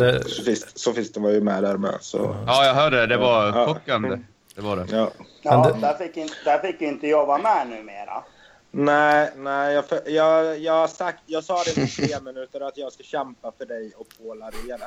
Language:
Swedish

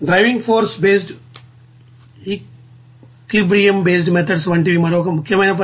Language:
Telugu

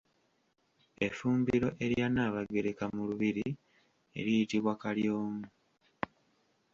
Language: Ganda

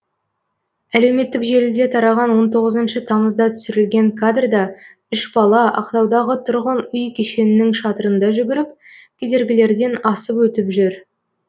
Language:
Kazakh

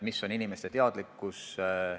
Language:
Estonian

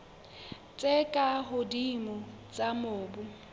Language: Southern Sotho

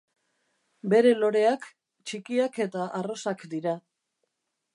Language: Basque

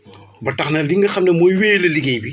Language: Wolof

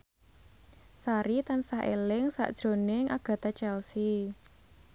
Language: Javanese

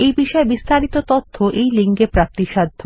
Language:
Bangla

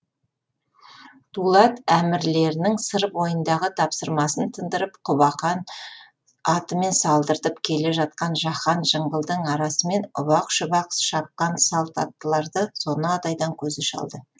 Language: Kazakh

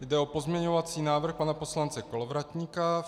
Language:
Czech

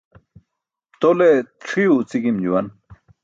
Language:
Burushaski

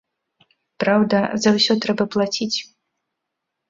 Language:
Belarusian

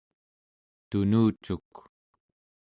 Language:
Central Yupik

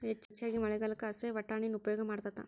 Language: Kannada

